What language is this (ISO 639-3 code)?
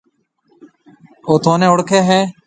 mve